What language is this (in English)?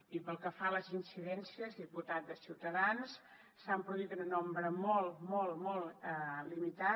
Catalan